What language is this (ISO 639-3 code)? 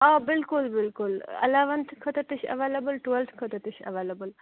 kas